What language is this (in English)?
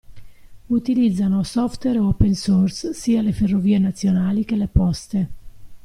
Italian